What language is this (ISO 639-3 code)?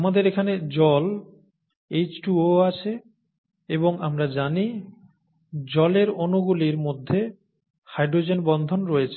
ben